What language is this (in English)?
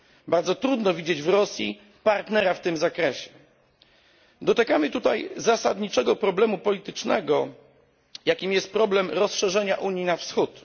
Polish